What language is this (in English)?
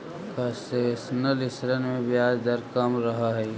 Magahi